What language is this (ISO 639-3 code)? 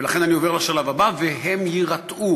heb